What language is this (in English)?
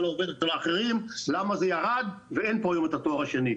Hebrew